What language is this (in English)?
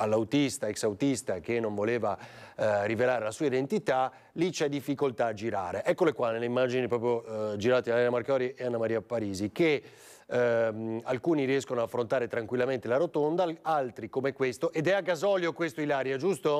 Italian